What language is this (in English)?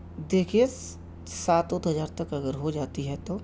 Urdu